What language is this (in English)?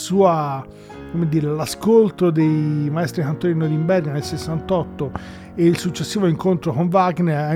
Italian